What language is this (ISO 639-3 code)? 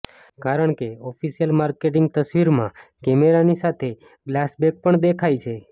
guj